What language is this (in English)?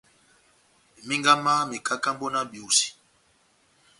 Batanga